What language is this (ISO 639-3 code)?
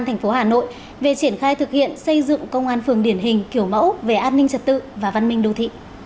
vie